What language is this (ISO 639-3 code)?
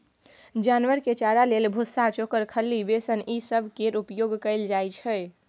mai